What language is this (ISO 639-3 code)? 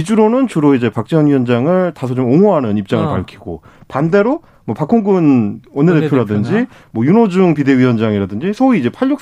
kor